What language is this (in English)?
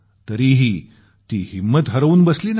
Marathi